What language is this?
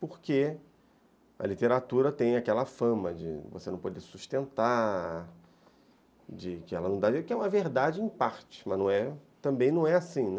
Portuguese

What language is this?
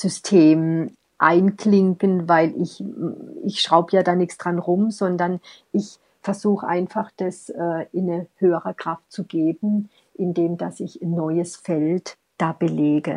German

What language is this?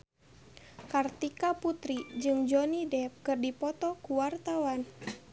Sundanese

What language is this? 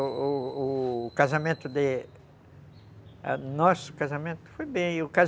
Portuguese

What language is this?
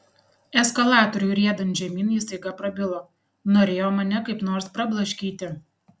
Lithuanian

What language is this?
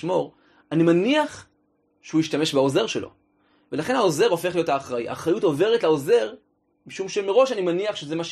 Hebrew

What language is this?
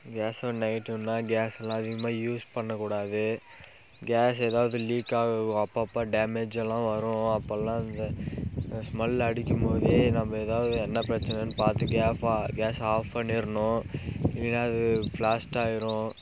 Tamil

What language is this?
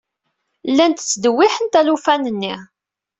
Kabyle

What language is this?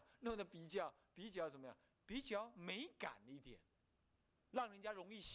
Chinese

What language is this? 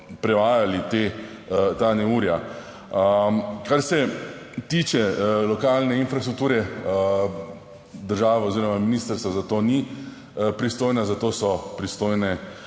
Slovenian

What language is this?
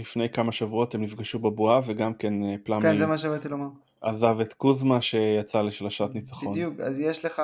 Hebrew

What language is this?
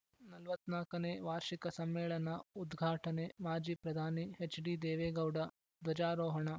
Kannada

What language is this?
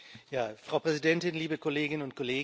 German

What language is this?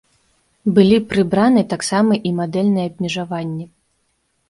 Belarusian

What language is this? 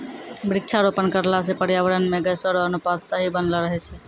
Maithili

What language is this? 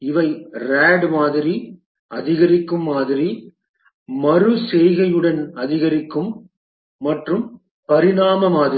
Tamil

